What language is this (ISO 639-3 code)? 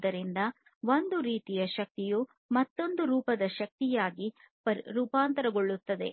kan